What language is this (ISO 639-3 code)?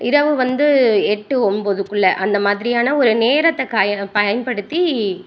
tam